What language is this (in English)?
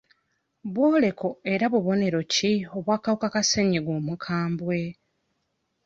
Ganda